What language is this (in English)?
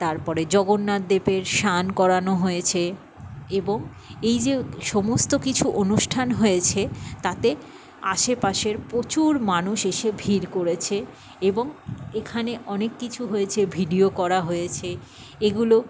Bangla